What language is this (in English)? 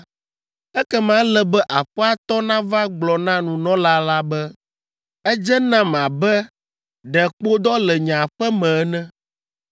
Ewe